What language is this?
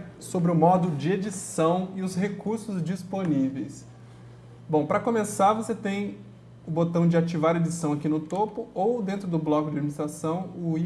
Portuguese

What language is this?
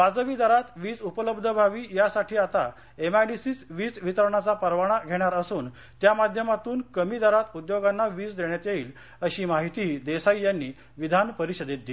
Marathi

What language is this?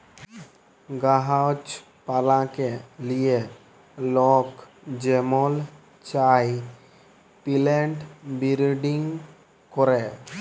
Bangla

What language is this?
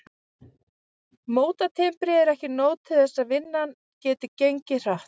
Icelandic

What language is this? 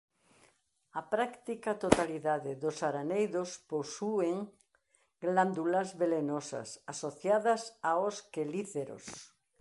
Galician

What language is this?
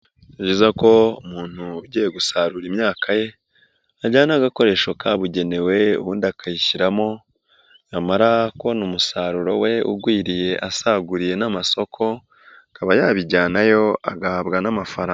Kinyarwanda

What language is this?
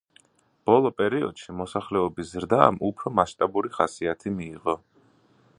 Georgian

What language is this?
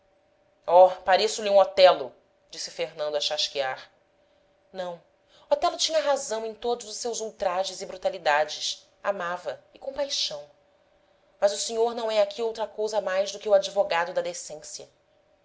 Portuguese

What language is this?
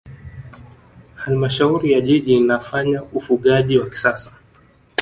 Swahili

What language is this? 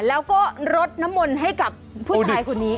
Thai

